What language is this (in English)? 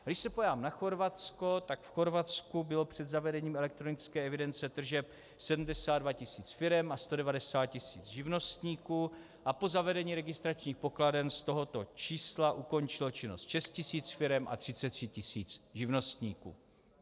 Czech